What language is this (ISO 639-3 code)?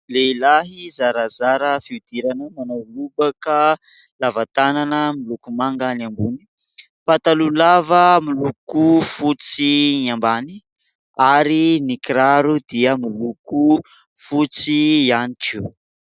mlg